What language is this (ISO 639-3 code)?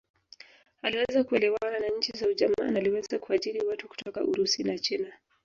swa